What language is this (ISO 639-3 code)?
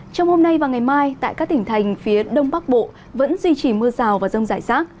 vie